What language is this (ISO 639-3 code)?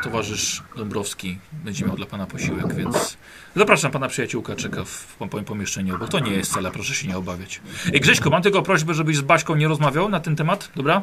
pol